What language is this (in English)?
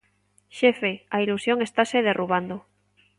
Galician